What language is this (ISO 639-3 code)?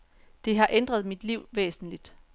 dan